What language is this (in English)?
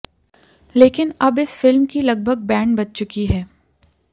Hindi